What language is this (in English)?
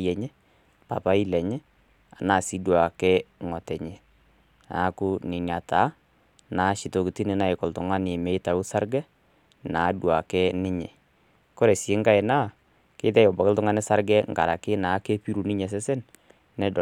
Masai